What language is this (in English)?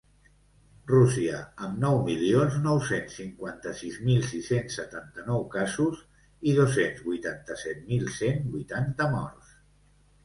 Catalan